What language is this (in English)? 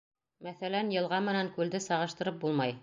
Bashkir